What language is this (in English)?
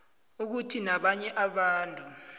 South Ndebele